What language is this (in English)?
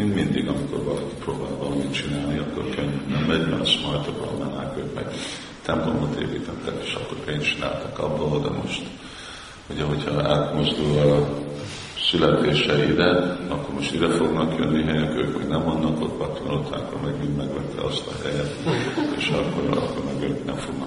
Hungarian